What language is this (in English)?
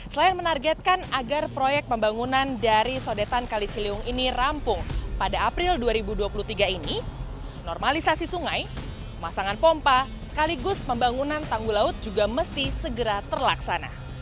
Indonesian